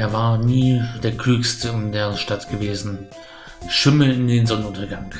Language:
German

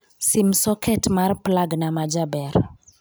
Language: Luo (Kenya and Tanzania)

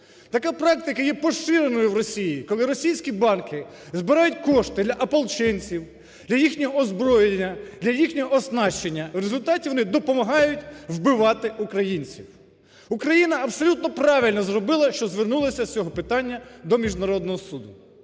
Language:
Ukrainian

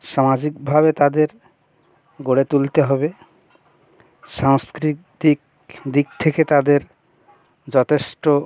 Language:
Bangla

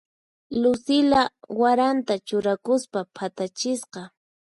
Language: Puno Quechua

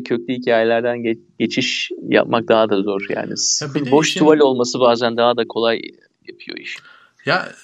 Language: Turkish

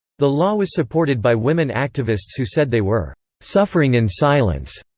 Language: English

